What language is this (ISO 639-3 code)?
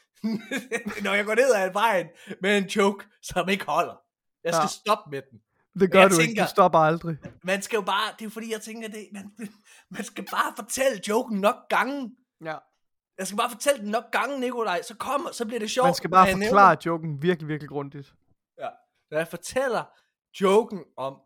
dan